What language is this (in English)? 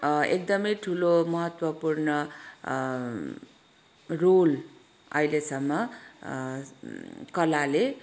Nepali